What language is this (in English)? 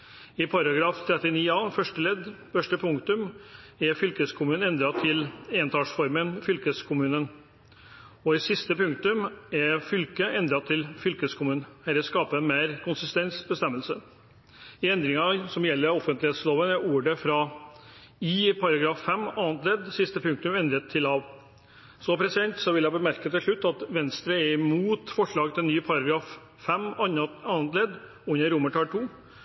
Norwegian Bokmål